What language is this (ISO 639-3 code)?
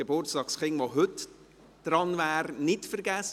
gsw